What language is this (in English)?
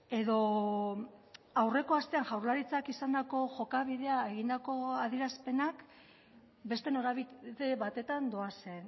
Basque